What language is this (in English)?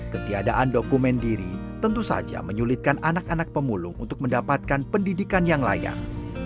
Indonesian